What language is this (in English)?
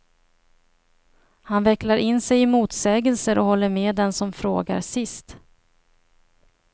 Swedish